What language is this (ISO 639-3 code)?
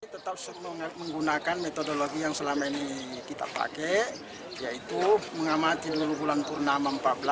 ind